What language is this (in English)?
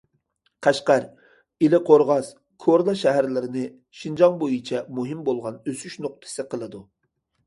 Uyghur